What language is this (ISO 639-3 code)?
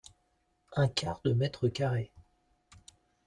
fra